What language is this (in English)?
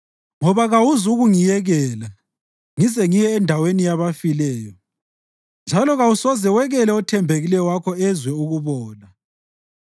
North Ndebele